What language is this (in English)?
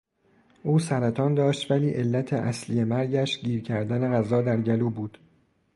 Persian